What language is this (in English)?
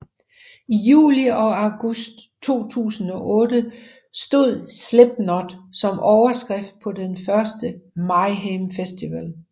Danish